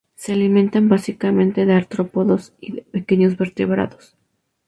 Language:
Spanish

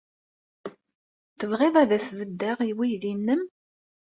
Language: Kabyle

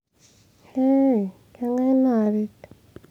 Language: Masai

